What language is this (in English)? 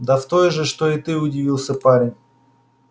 Russian